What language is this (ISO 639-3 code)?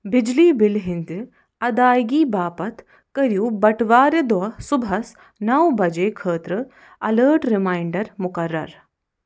kas